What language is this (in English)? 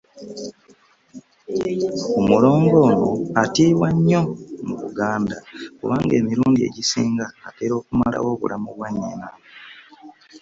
Ganda